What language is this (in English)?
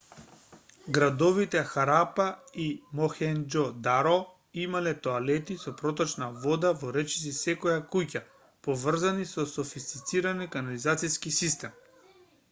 Macedonian